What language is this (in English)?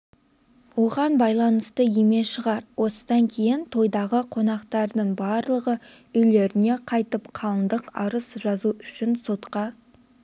Kazakh